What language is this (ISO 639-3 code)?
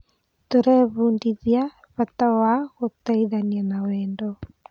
kik